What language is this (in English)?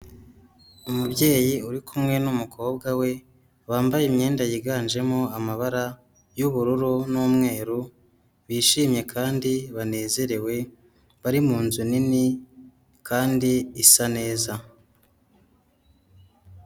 Kinyarwanda